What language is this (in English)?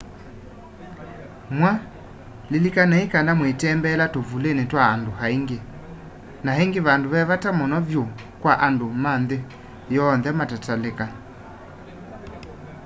Kamba